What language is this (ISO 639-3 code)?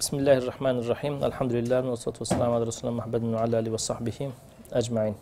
tur